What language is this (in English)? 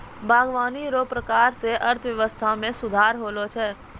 Maithili